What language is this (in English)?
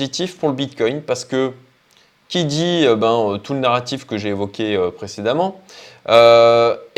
French